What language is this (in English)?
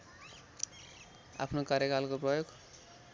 Nepali